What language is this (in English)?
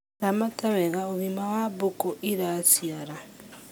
Kikuyu